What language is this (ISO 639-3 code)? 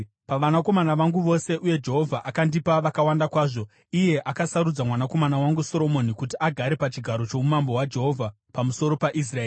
sna